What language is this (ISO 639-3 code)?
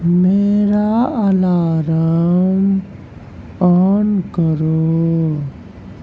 urd